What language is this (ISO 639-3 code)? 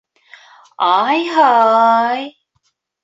bak